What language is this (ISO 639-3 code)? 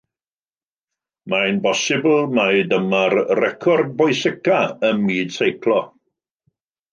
cym